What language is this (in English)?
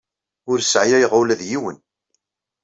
Kabyle